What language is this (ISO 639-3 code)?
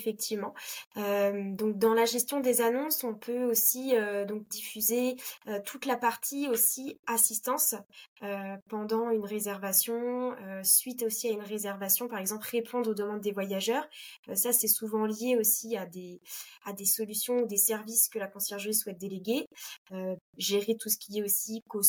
fra